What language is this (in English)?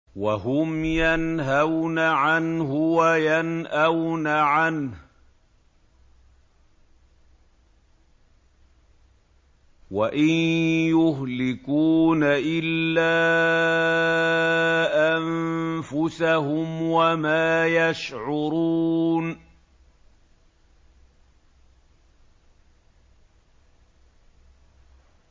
Arabic